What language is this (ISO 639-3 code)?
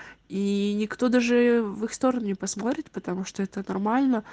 rus